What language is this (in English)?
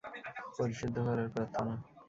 Bangla